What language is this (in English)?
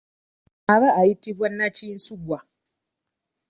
Ganda